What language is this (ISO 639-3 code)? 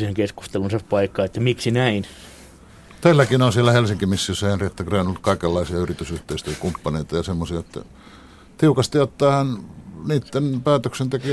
fin